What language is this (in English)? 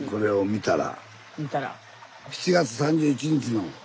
Japanese